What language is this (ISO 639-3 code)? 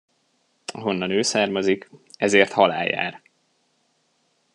hun